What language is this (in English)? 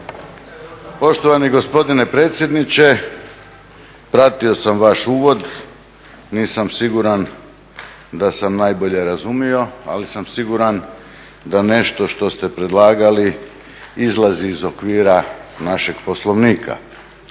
Croatian